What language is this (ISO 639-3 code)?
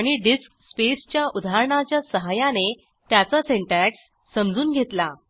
mar